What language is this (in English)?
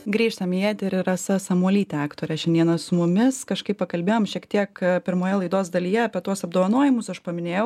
Lithuanian